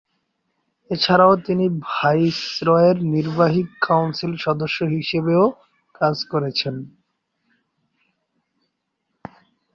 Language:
Bangla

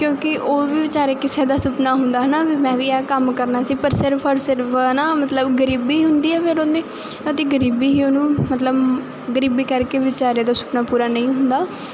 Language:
Punjabi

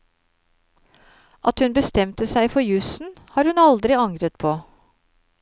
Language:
Norwegian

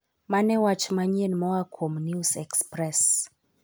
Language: Luo (Kenya and Tanzania)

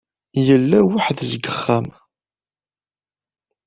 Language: Kabyle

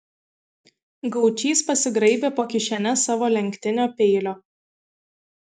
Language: Lithuanian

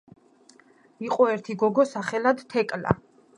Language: Georgian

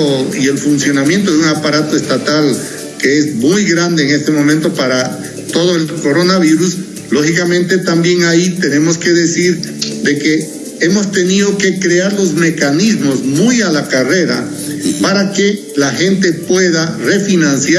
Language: Spanish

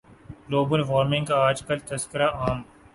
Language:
Urdu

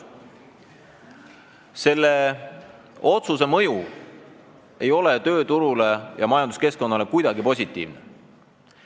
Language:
Estonian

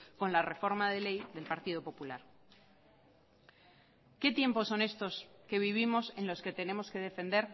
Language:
Spanish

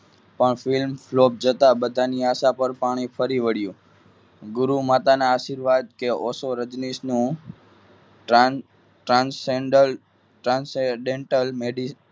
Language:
Gujarati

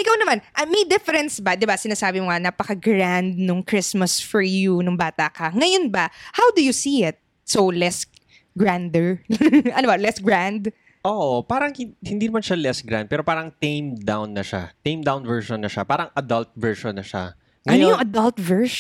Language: Filipino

